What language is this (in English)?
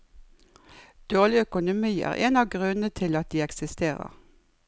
Norwegian